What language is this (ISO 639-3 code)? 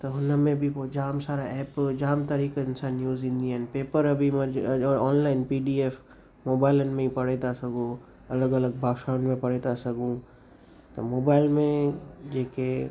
snd